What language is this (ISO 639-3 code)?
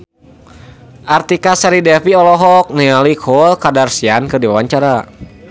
sun